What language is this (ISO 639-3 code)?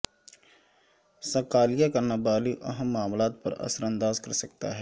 urd